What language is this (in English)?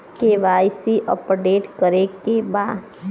Bhojpuri